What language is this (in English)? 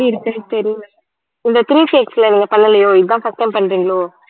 Tamil